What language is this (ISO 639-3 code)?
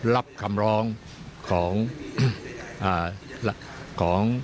tha